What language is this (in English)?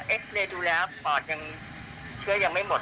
Thai